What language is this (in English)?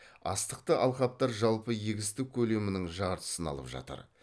Kazakh